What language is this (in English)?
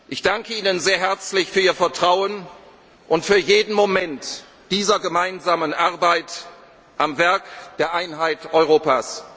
German